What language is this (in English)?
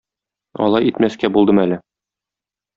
Tatar